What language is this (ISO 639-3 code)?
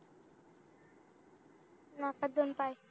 mar